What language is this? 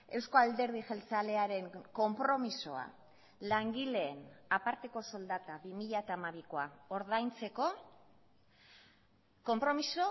Basque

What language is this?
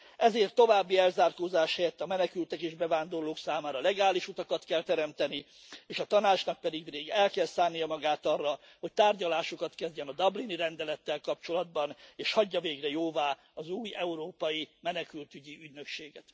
Hungarian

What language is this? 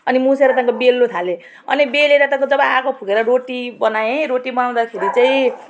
Nepali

